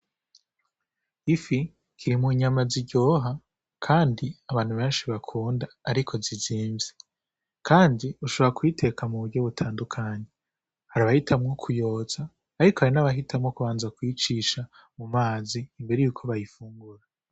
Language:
Rundi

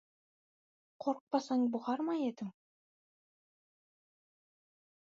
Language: Kazakh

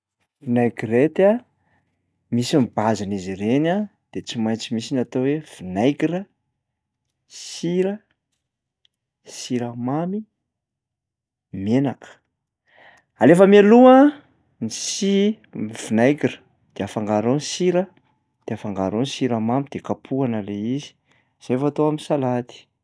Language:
Malagasy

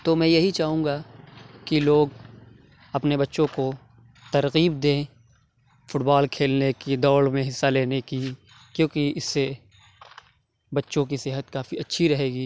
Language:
Urdu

